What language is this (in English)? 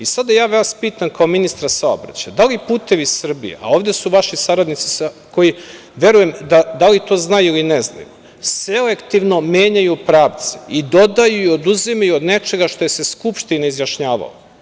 Serbian